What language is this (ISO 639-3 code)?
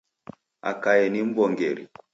dav